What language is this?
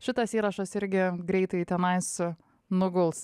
Lithuanian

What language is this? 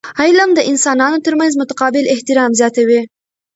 Pashto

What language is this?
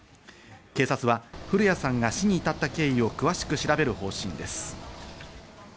Japanese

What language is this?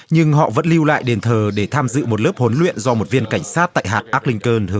Vietnamese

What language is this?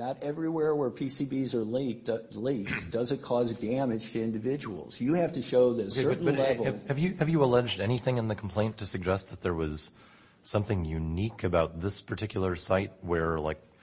English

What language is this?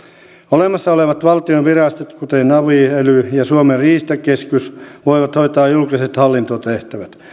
Finnish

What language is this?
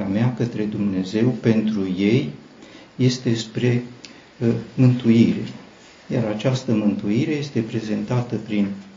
Romanian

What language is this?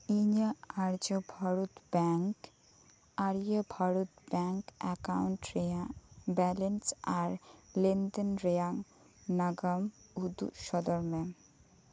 Santali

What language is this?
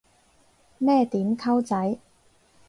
Cantonese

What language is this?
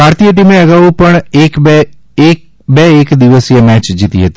Gujarati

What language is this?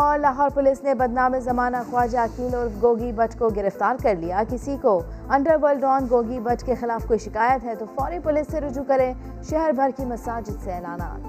Urdu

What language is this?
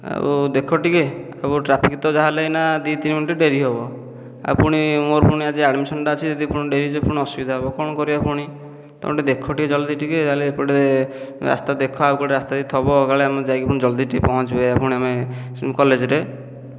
Odia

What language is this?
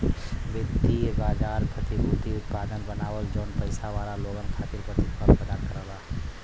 Bhojpuri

